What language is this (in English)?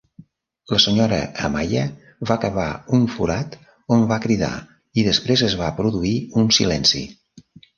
Catalan